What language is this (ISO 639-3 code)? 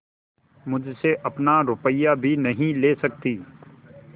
hin